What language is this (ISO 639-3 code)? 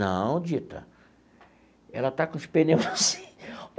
por